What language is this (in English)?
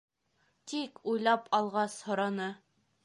Bashkir